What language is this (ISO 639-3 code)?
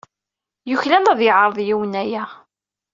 kab